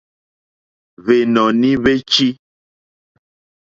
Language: Mokpwe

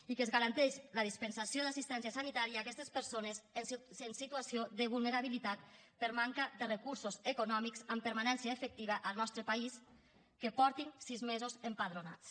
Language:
Catalan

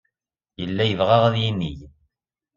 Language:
Kabyle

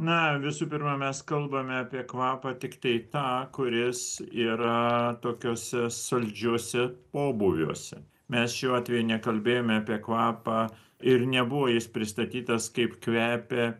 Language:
Lithuanian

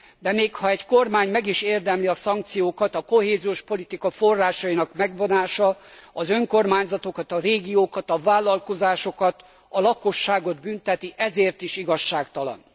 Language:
Hungarian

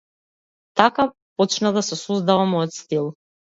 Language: Macedonian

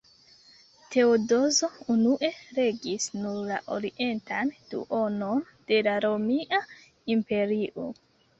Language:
Esperanto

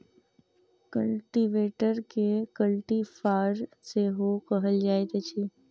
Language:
Maithili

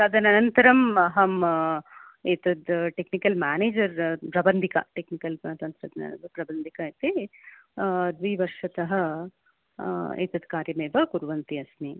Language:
Sanskrit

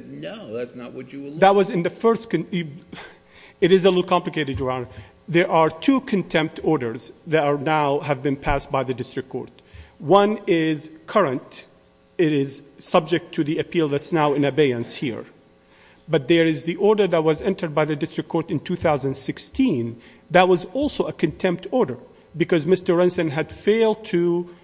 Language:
English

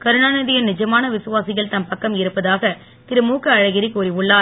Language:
Tamil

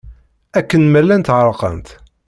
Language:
Kabyle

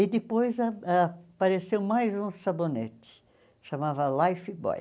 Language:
Portuguese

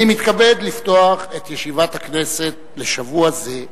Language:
Hebrew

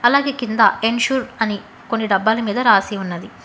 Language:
Telugu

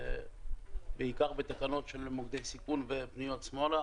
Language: Hebrew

